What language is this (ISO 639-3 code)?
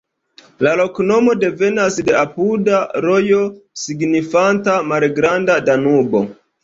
epo